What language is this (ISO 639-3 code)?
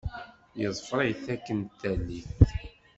kab